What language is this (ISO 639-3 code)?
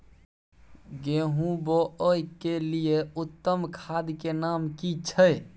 mai